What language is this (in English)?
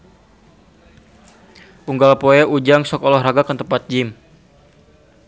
Sundanese